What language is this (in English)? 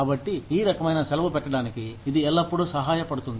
Telugu